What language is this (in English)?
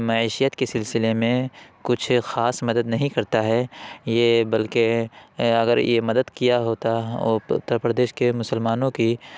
Urdu